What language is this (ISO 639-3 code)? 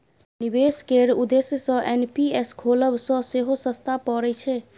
mai